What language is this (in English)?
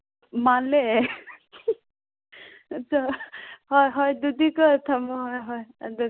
Manipuri